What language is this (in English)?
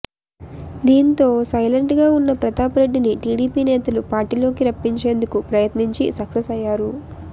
Telugu